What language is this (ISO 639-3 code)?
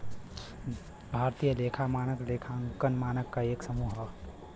bho